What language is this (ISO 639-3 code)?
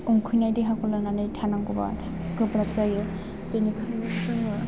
brx